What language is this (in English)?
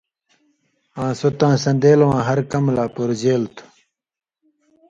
Indus Kohistani